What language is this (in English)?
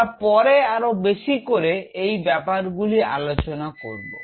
Bangla